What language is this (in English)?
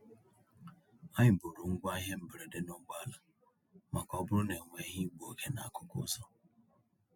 Igbo